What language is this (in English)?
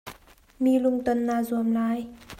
Hakha Chin